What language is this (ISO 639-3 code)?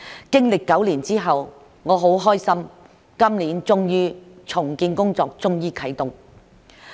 yue